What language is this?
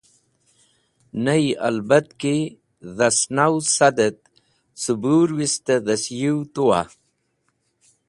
Wakhi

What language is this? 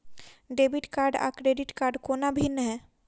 Maithili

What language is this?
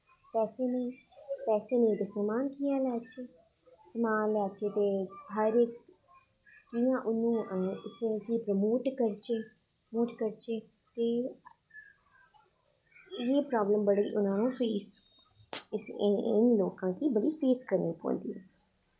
Dogri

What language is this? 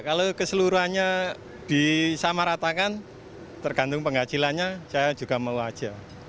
Indonesian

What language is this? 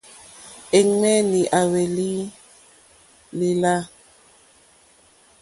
Mokpwe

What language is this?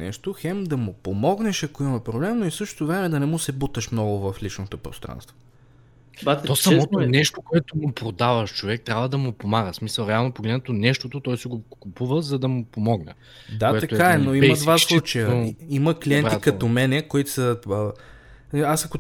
Bulgarian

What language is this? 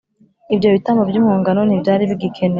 Kinyarwanda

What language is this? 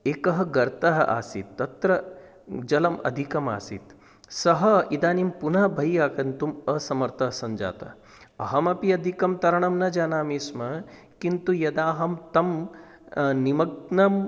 Sanskrit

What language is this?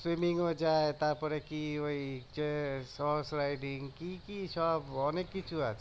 Bangla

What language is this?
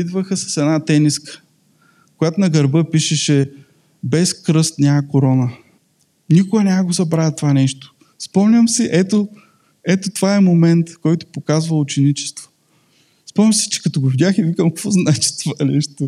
Bulgarian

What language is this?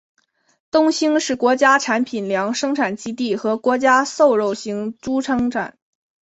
Chinese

